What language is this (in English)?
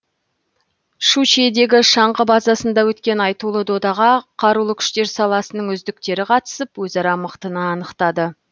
Kazakh